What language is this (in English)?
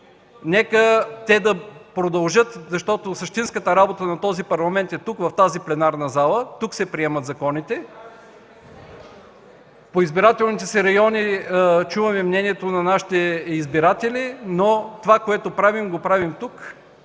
Bulgarian